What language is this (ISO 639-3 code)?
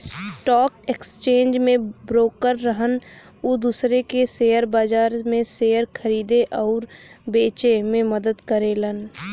bho